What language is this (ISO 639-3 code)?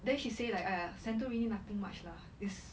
eng